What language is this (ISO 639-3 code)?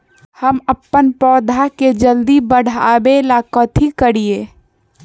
mag